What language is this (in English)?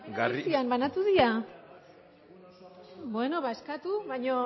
Basque